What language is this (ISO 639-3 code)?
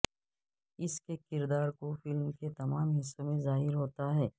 urd